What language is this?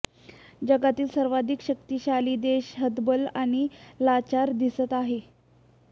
Marathi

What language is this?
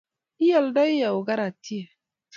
Kalenjin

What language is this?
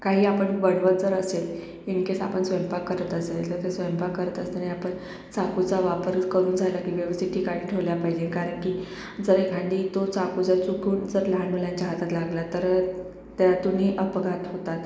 Marathi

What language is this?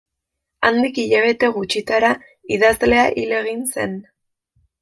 Basque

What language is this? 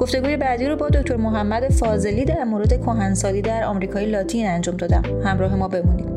Persian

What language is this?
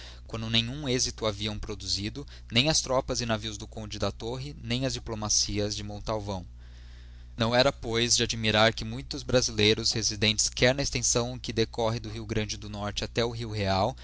Portuguese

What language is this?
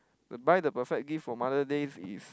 English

